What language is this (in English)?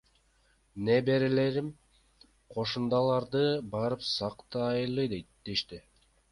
Kyrgyz